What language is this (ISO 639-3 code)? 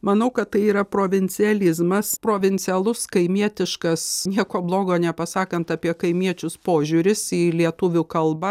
lit